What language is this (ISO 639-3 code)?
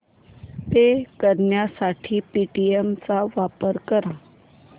mar